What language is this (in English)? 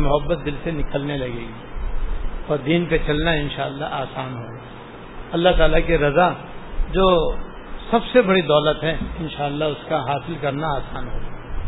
Urdu